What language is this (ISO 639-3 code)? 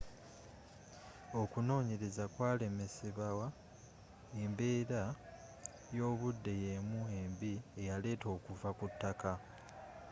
lug